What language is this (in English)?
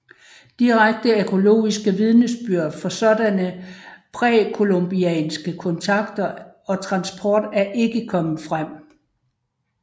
Danish